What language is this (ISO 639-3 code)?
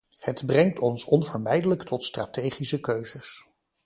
nld